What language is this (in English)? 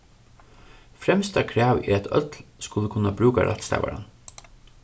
Faroese